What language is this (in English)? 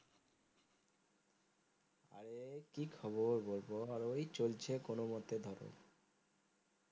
Bangla